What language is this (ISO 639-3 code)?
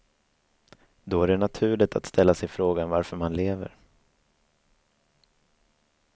swe